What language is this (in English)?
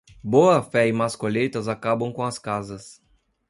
Portuguese